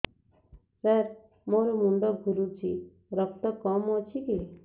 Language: Odia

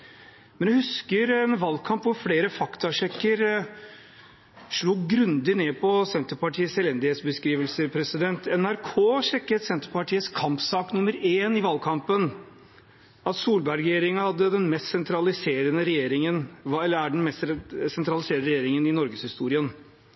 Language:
Norwegian Bokmål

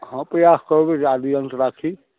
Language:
Maithili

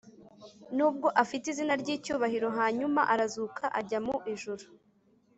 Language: Kinyarwanda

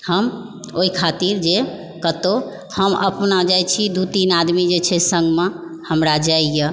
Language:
Maithili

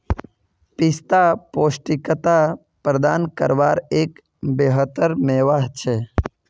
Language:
Magahi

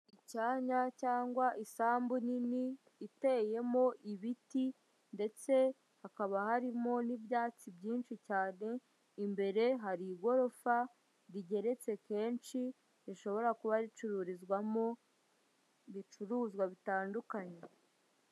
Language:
Kinyarwanda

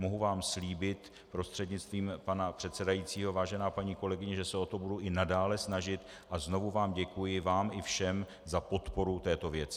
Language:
Czech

